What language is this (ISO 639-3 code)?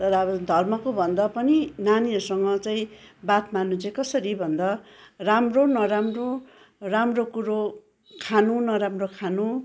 nep